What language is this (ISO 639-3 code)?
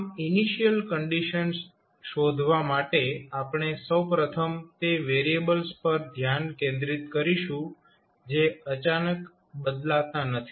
guj